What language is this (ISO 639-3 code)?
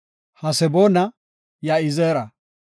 gof